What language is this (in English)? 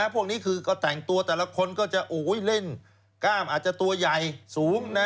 Thai